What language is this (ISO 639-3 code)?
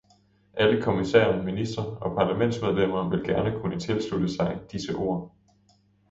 dan